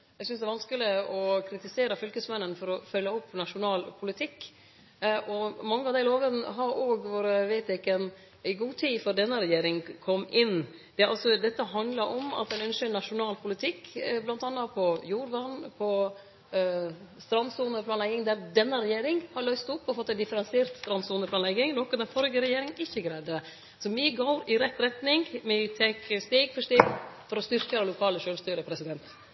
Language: Norwegian Nynorsk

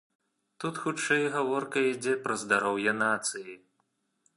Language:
Belarusian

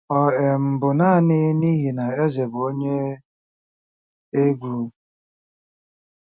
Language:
Igbo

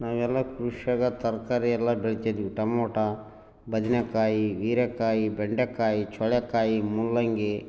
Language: Kannada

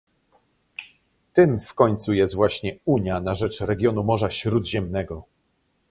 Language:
Polish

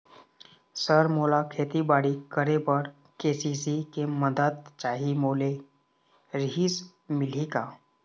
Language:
Chhattisgarhi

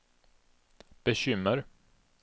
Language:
Swedish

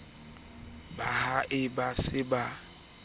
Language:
Southern Sotho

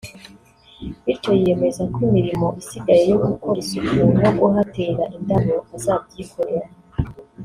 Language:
Kinyarwanda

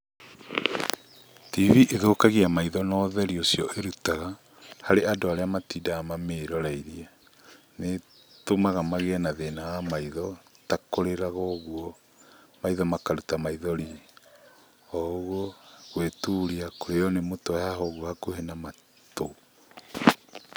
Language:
Kikuyu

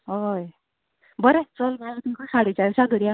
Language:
Konkani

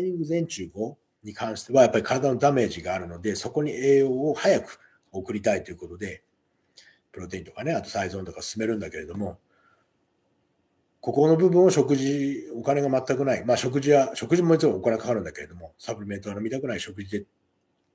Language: Japanese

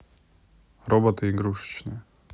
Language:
Russian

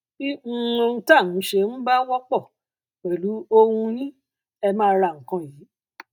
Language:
Yoruba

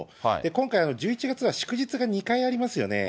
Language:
Japanese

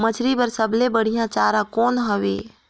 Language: Chhattisgarhi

